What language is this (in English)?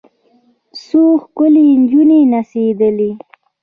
Pashto